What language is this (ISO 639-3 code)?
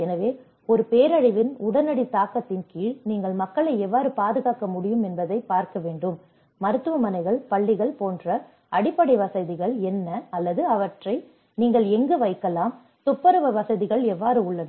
tam